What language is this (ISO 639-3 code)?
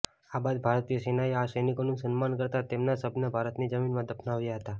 guj